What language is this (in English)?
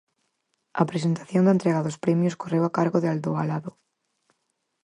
Galician